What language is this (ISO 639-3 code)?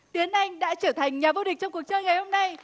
vie